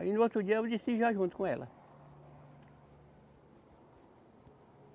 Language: Portuguese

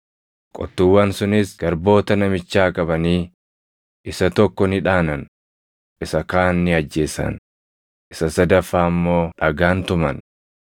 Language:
Oromo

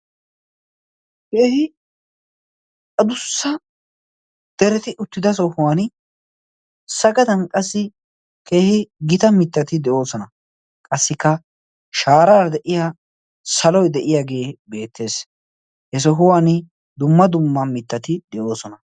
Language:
Wolaytta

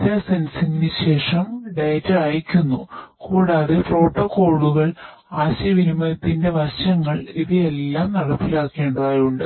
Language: Malayalam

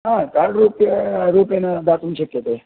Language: Sanskrit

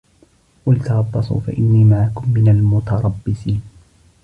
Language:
Arabic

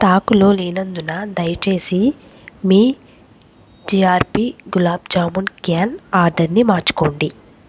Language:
Telugu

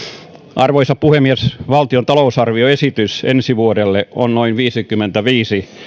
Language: Finnish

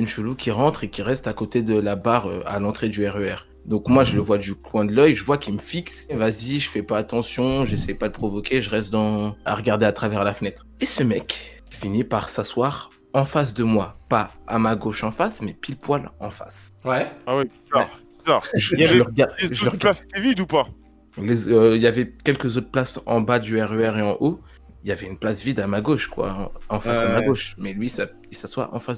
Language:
French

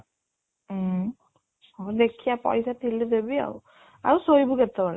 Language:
Odia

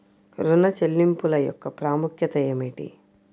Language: Telugu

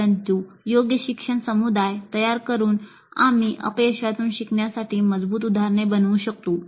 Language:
Marathi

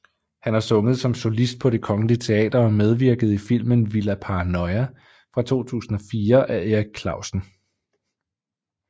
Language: Danish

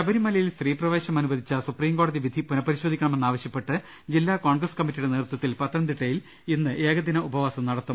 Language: Malayalam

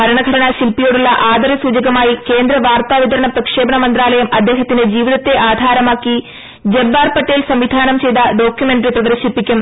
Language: Malayalam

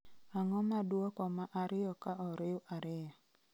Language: Luo (Kenya and Tanzania)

